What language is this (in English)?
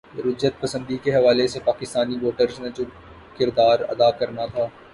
Urdu